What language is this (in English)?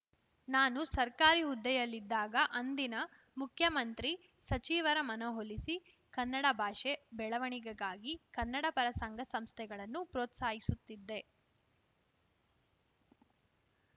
Kannada